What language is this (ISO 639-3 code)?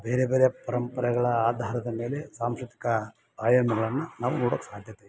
kan